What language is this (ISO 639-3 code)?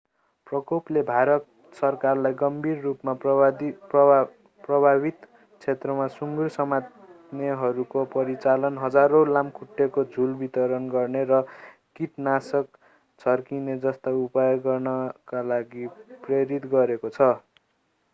nep